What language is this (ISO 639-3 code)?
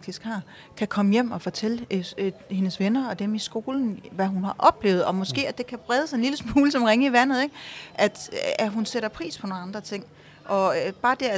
dan